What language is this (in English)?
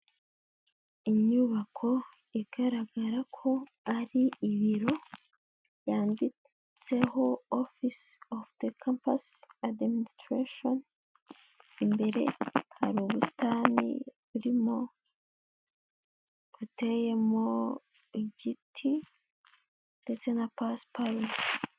Kinyarwanda